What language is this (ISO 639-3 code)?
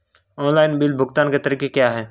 hin